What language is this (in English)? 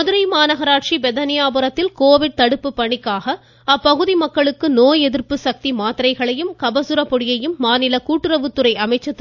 Tamil